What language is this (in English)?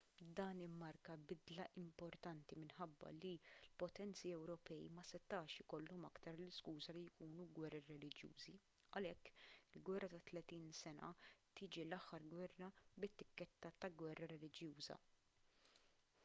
Maltese